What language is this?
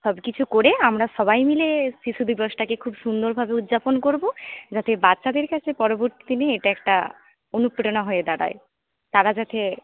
Bangla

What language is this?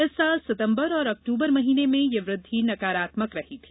Hindi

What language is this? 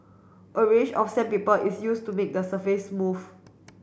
English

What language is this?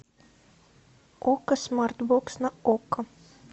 Russian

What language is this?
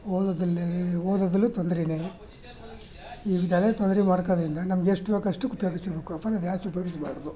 Kannada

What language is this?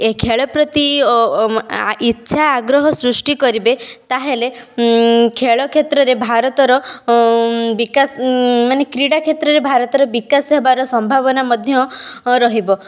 Odia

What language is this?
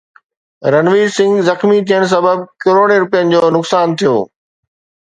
Sindhi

